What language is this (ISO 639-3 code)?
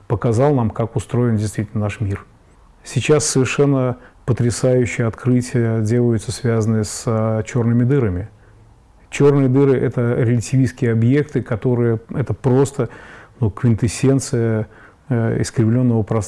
rus